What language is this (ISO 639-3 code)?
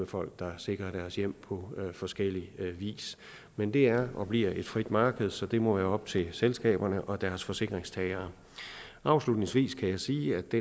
dan